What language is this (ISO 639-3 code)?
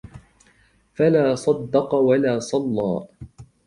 ara